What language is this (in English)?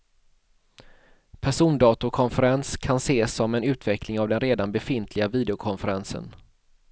Swedish